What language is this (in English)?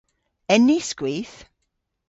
Cornish